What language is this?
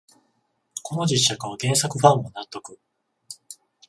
Japanese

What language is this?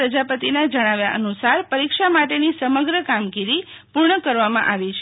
Gujarati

